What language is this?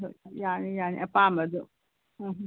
Manipuri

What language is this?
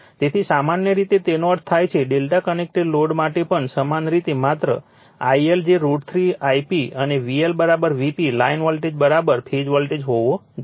Gujarati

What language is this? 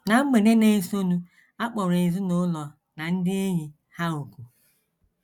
Igbo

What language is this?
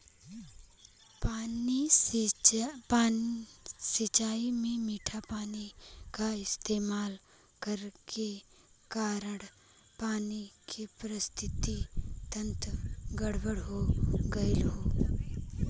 Bhojpuri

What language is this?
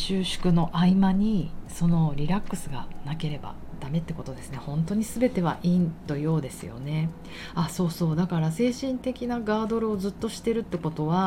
Japanese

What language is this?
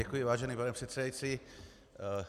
Czech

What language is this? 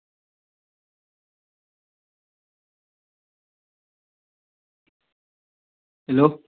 Assamese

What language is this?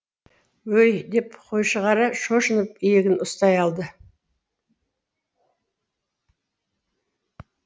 Kazakh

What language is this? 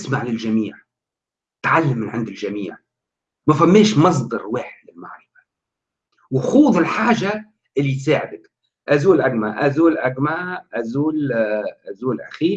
Arabic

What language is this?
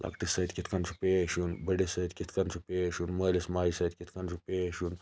Kashmiri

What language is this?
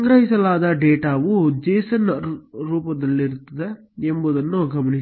Kannada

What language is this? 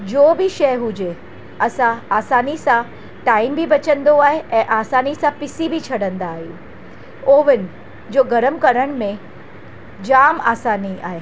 Sindhi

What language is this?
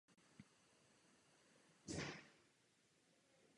Czech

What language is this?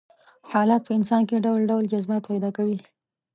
Pashto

